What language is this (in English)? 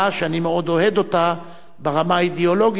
Hebrew